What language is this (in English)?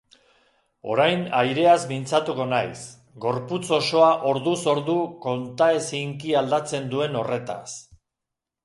Basque